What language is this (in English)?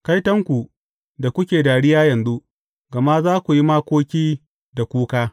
Hausa